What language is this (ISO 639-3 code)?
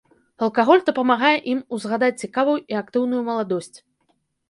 bel